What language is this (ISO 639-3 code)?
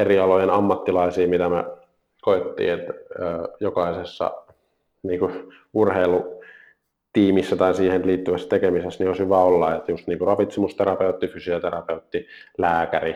fin